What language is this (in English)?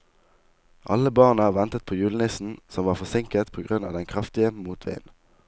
Norwegian